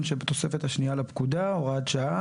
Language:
Hebrew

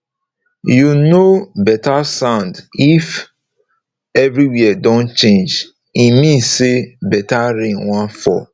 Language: Nigerian Pidgin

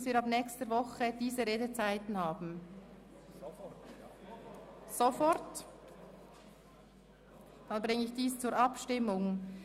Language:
Swiss German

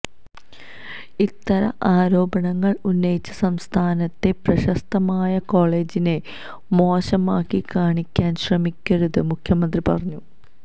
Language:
Malayalam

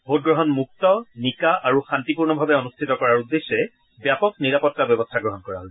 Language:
Assamese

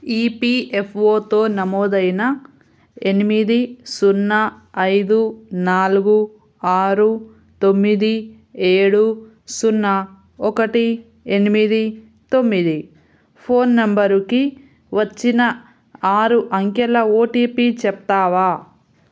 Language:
Telugu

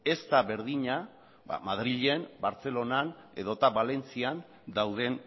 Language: Basque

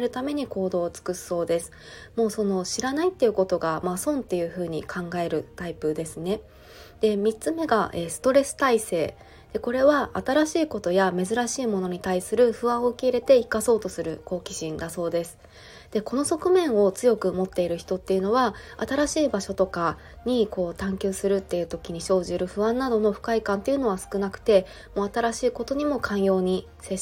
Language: Japanese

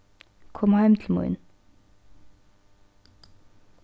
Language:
Faroese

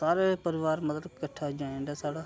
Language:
Dogri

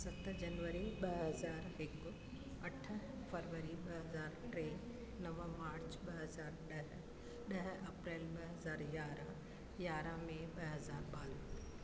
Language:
Sindhi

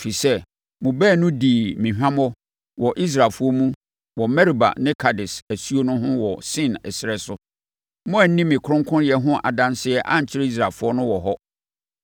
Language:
Akan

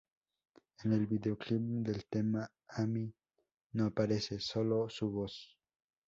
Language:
Spanish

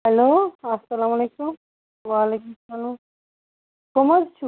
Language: Kashmiri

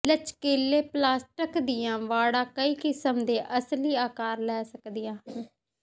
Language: Punjabi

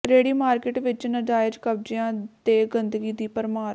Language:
Punjabi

